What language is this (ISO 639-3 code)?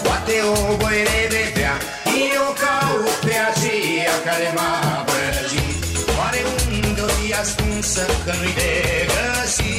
ron